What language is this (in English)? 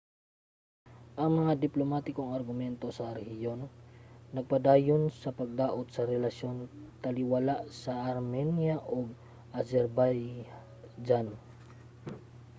Cebuano